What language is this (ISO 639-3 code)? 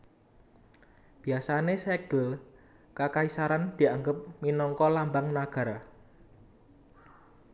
jav